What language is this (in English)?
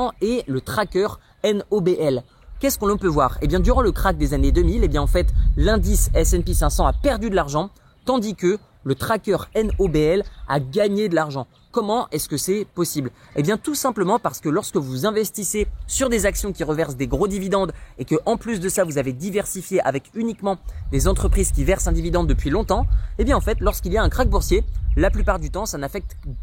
French